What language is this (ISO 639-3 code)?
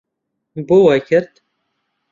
ckb